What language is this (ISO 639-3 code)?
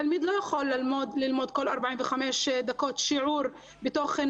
heb